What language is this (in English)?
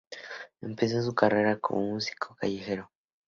Spanish